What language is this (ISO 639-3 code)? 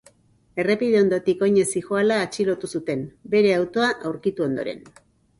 eus